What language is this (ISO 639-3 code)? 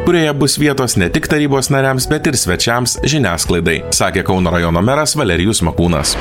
lit